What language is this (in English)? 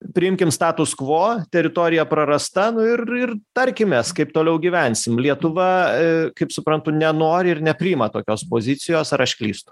Lithuanian